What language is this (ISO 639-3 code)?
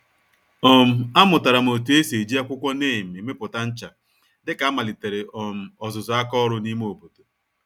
ibo